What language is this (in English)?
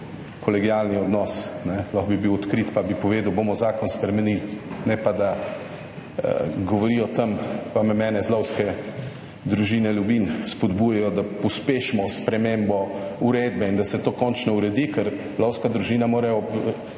Slovenian